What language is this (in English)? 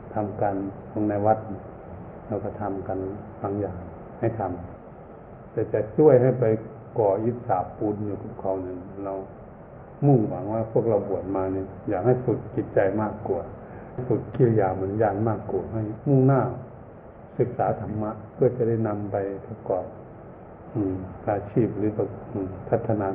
Thai